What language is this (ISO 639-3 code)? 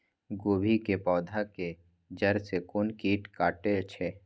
mai